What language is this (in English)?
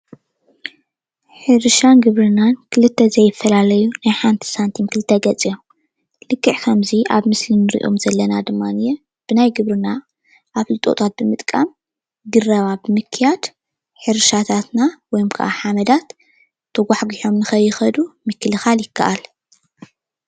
Tigrinya